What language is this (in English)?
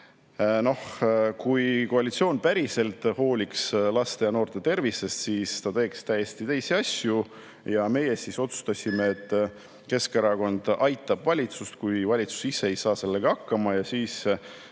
Estonian